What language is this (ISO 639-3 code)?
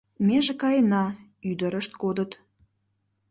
chm